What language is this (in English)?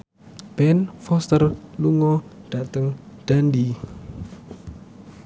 Javanese